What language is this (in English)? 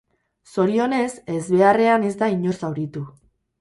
Basque